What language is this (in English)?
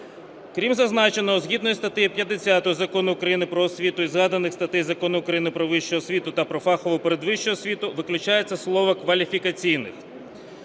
Ukrainian